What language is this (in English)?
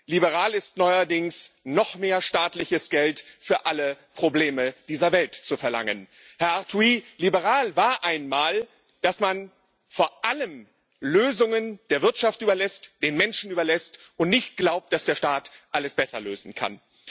German